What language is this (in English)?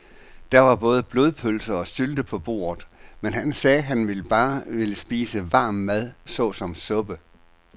Danish